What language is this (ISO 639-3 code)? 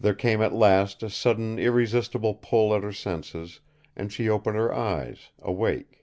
eng